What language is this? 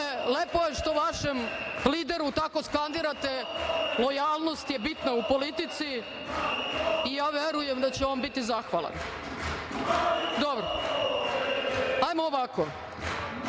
Serbian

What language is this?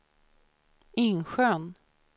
Swedish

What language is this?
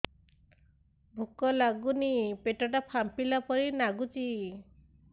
Odia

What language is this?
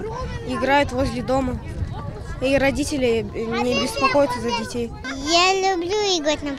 Russian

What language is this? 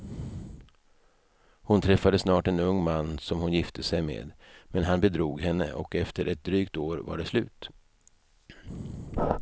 Swedish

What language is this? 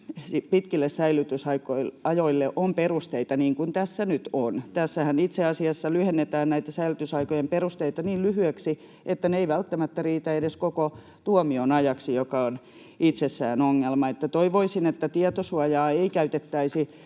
Finnish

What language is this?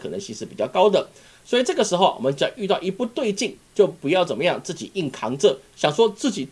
Chinese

